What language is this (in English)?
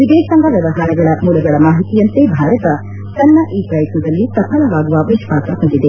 Kannada